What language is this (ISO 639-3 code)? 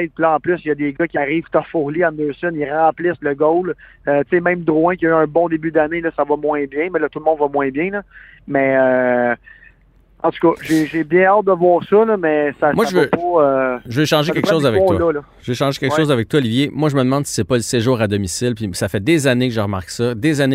fra